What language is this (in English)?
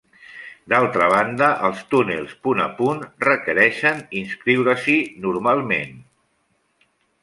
Catalan